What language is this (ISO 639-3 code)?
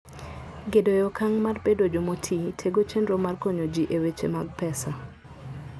luo